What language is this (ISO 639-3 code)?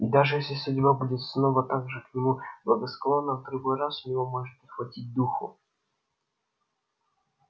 rus